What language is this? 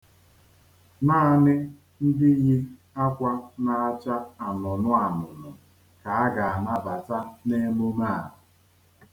Igbo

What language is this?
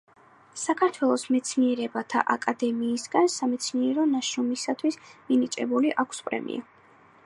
Georgian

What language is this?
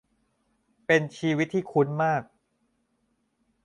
Thai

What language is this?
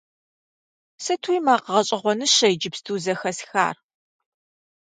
Kabardian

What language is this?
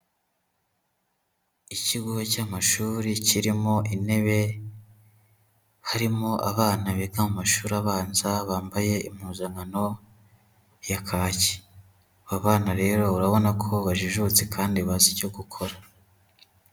Kinyarwanda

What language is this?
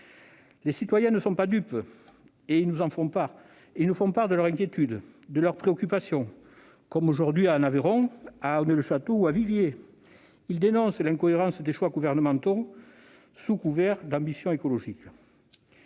French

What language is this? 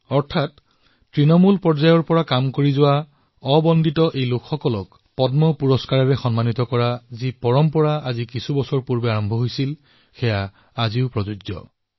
Assamese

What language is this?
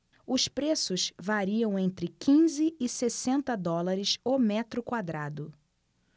Portuguese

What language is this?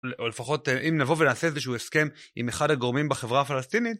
Hebrew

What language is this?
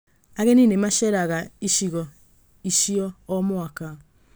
Kikuyu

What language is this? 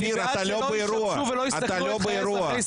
Hebrew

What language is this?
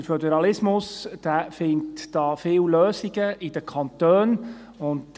Swiss German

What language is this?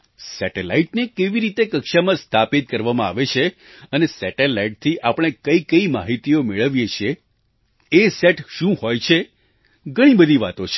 Gujarati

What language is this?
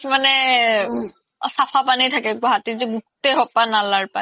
Assamese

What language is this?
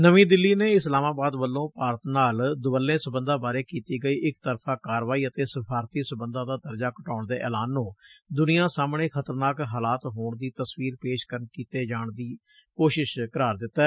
Punjabi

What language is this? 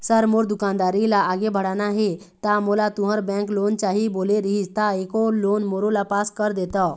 Chhattisgarhi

